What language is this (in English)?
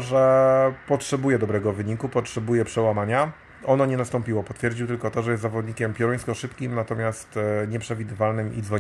Polish